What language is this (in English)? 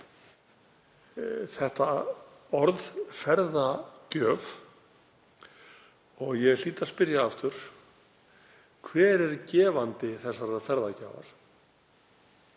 Icelandic